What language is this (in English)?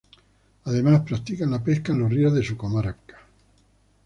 Spanish